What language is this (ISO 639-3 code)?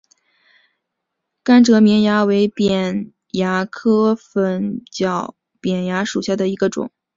zho